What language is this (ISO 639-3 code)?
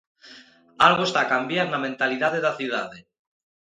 glg